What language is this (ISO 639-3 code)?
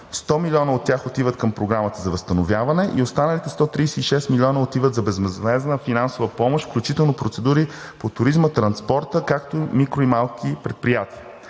bul